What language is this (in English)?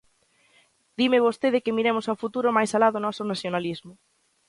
Galician